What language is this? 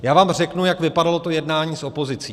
Czech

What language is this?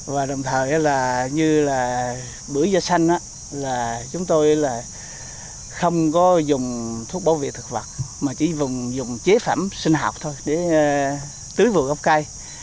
Vietnamese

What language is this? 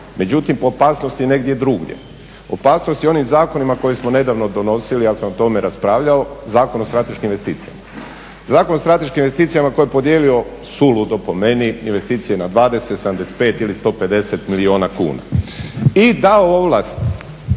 Croatian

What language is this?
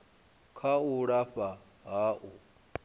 Venda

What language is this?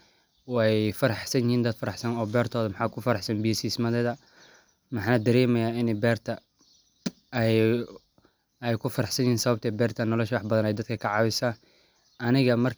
Somali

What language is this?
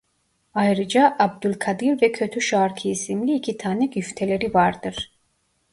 Turkish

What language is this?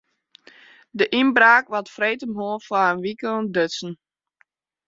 Western Frisian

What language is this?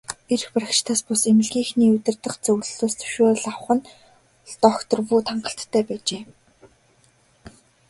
Mongolian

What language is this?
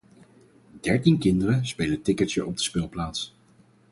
Dutch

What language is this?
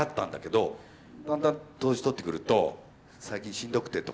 Japanese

